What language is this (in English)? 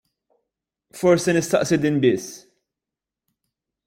Maltese